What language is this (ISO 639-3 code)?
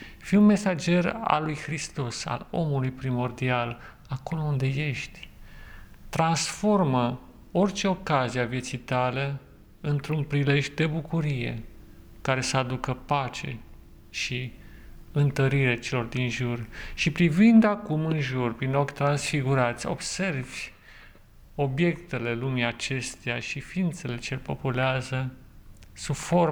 ron